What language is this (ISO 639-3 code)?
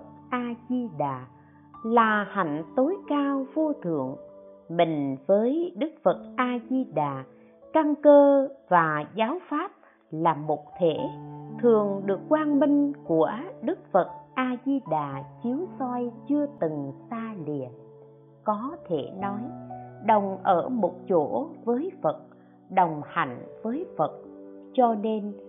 vie